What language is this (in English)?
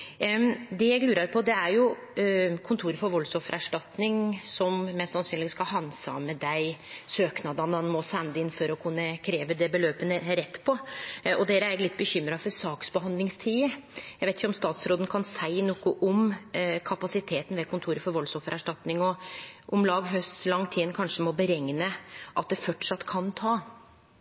Norwegian Nynorsk